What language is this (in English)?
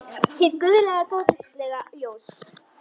Icelandic